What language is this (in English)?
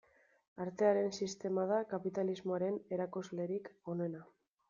Basque